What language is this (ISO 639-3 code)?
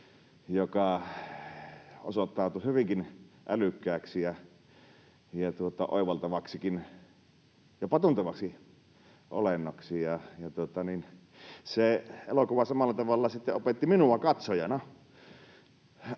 fin